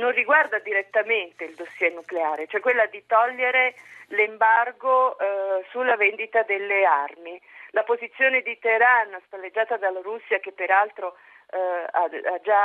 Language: Italian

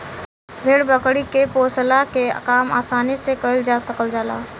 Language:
Bhojpuri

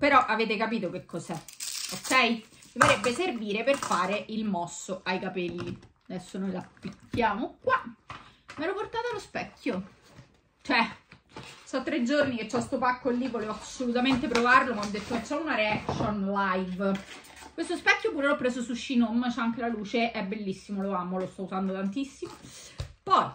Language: Italian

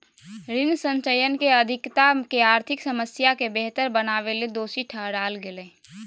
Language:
Magahi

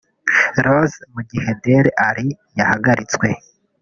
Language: Kinyarwanda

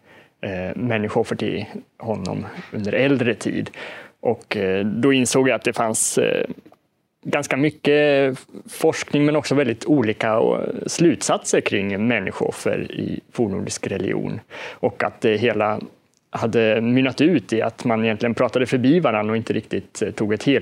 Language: Swedish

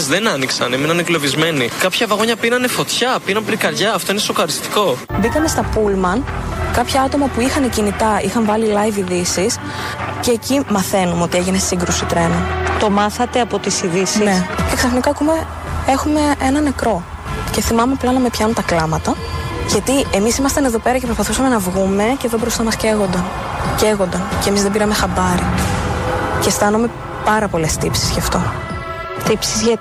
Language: Greek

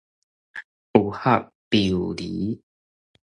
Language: Min Nan Chinese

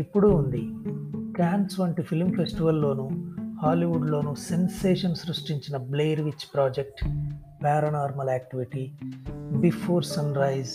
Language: Telugu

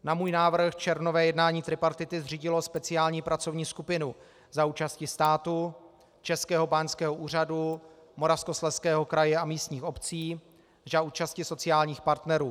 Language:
Czech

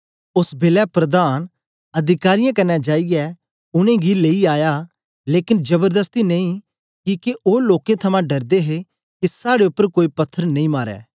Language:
Dogri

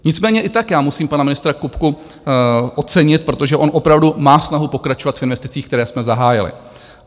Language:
Czech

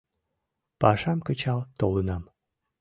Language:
Mari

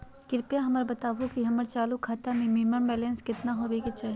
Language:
Magahi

